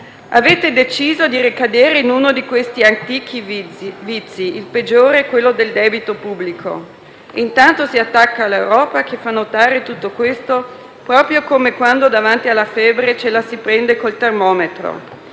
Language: Italian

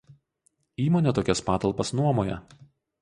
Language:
Lithuanian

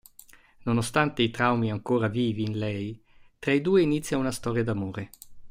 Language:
Italian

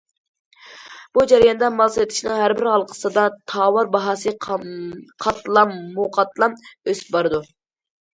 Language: Uyghur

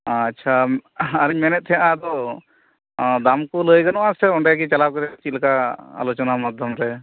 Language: Santali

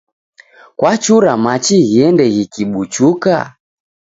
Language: Taita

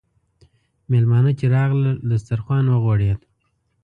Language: Pashto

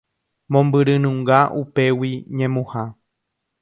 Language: Guarani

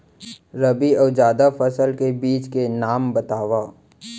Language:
Chhattisgarhi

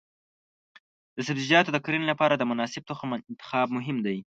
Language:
Pashto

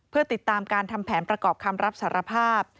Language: Thai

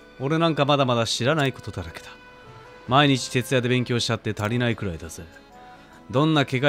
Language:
Japanese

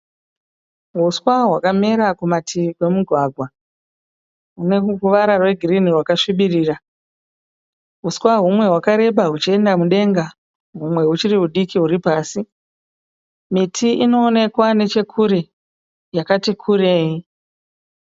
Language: Shona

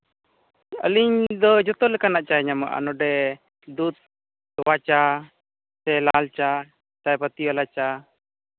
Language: Santali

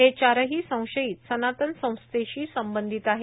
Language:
Marathi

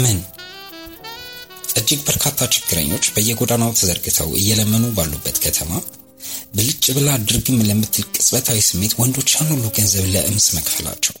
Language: Amharic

